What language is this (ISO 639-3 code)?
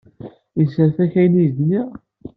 kab